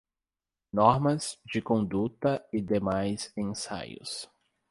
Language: Portuguese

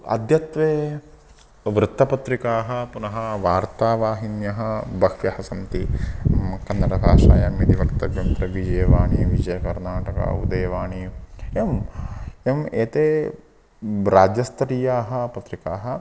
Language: Sanskrit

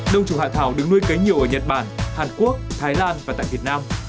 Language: Vietnamese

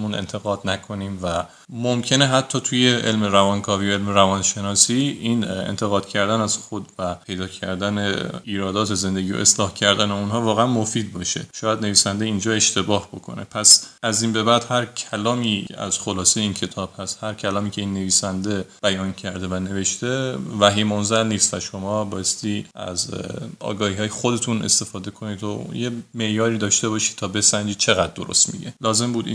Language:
Persian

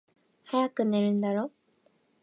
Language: Japanese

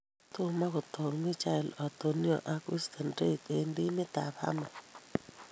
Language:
Kalenjin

